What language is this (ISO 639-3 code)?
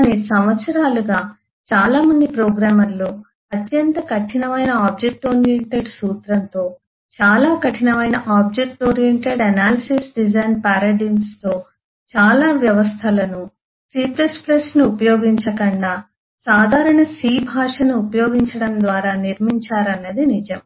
tel